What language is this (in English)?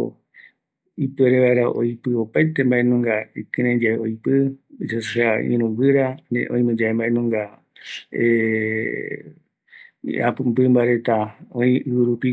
Eastern Bolivian Guaraní